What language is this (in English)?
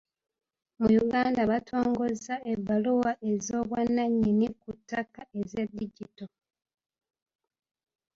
Ganda